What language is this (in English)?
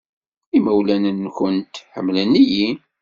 Kabyle